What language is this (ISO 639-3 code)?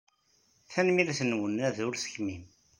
kab